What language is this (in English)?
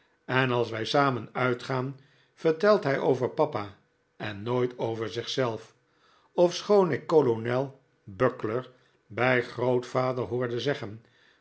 Dutch